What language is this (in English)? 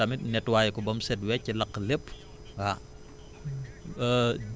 Wolof